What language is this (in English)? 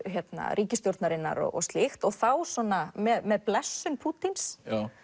Icelandic